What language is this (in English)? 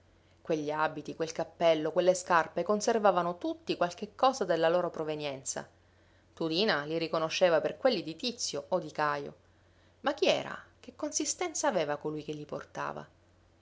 Italian